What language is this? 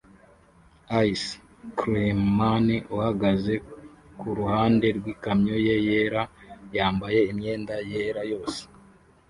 Kinyarwanda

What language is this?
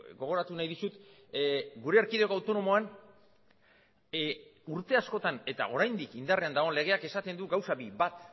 Basque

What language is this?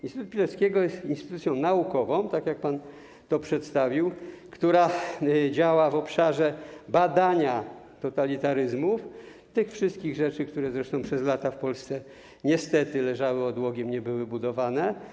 Polish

